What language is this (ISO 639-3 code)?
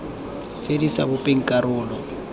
tsn